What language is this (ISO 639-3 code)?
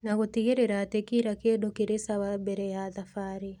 kik